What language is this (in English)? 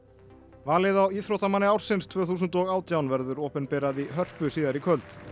Icelandic